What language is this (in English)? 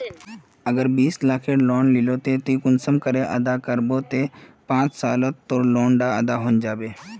Magahi